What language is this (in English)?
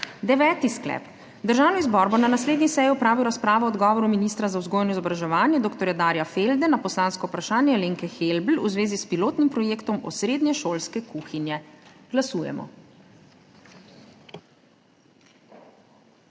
Slovenian